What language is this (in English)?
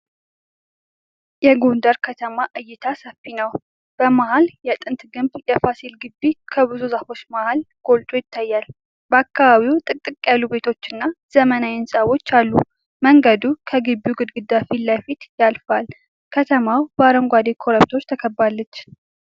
Amharic